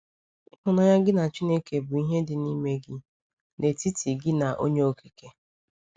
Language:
Igbo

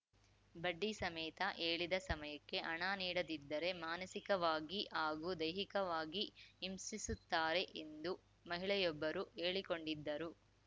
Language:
Kannada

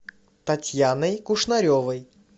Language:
Russian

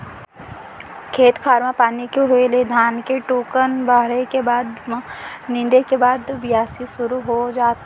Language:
Chhattisgarhi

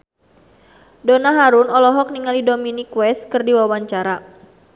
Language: Sundanese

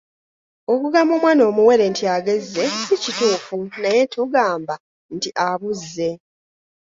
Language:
Ganda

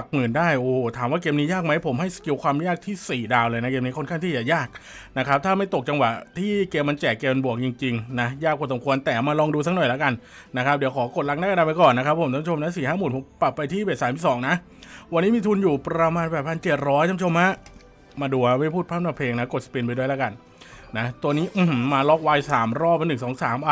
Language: Thai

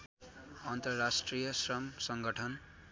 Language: Nepali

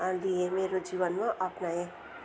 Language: Nepali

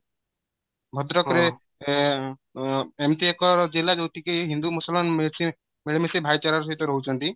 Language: Odia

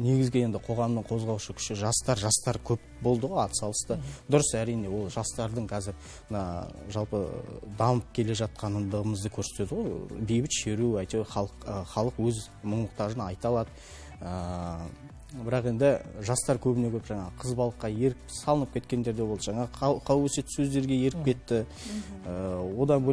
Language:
Russian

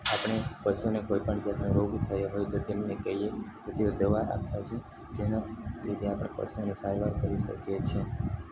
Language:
Gujarati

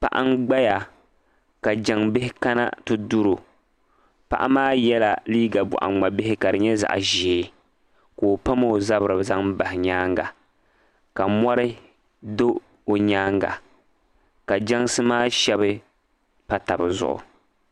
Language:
Dagbani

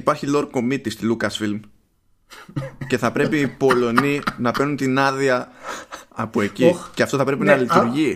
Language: Greek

